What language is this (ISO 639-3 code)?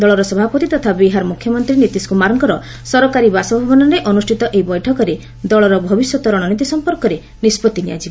ori